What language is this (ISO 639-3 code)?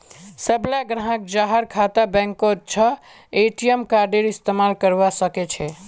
mag